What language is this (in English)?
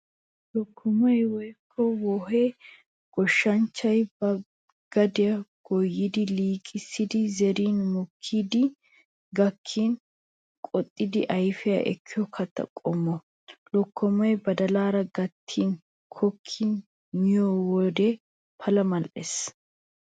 Wolaytta